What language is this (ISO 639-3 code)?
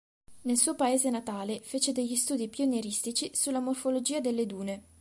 ita